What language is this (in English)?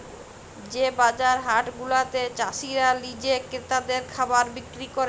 Bangla